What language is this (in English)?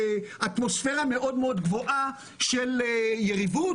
Hebrew